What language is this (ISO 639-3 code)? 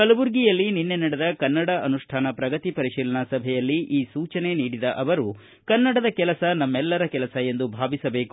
kan